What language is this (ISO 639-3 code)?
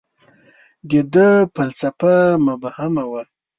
pus